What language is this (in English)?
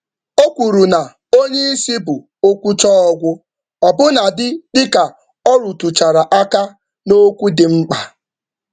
Igbo